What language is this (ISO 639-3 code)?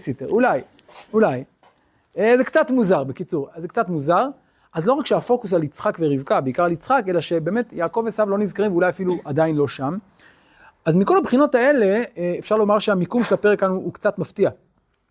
heb